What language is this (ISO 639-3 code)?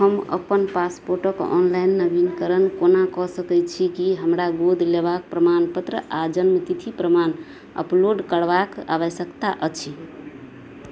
mai